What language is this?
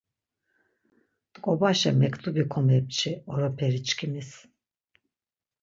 Laz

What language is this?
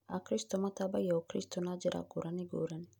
Kikuyu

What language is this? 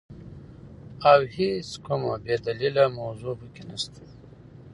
Pashto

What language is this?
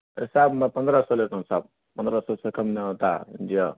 Urdu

